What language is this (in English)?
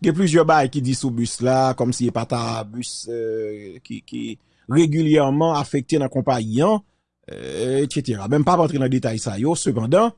French